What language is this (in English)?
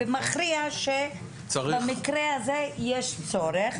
Hebrew